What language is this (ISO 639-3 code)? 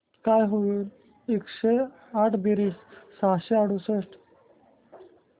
mar